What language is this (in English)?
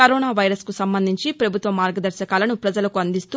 Telugu